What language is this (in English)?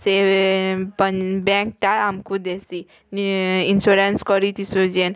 Odia